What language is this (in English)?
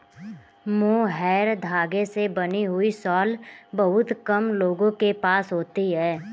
Hindi